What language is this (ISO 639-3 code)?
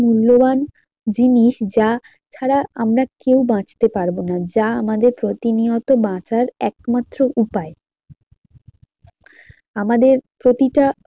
ben